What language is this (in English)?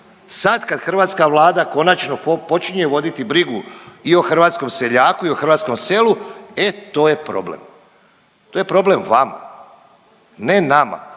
Croatian